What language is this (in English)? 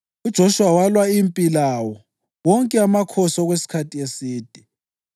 North Ndebele